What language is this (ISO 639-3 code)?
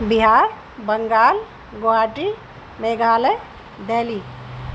urd